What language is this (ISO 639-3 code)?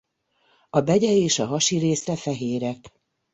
hun